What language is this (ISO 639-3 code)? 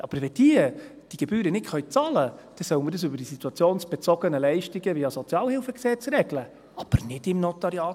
gsw